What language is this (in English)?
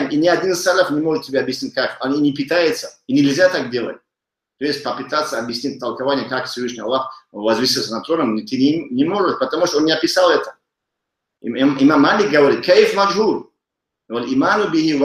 Russian